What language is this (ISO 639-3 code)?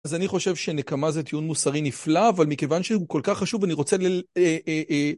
heb